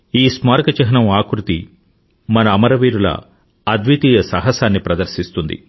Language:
Telugu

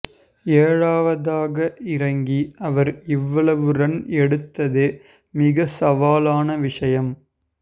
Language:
Tamil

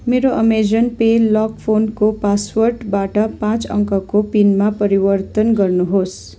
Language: Nepali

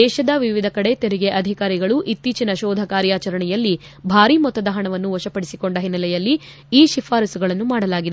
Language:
Kannada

